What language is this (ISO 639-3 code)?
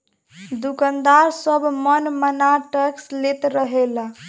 bho